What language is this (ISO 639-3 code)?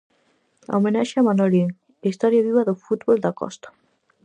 glg